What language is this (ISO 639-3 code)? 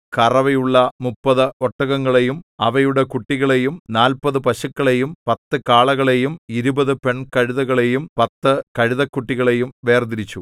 mal